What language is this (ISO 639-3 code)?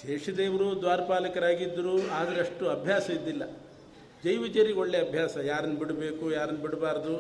kan